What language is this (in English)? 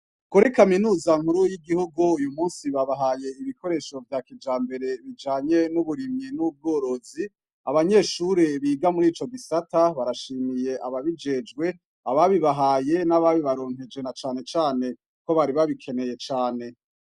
Rundi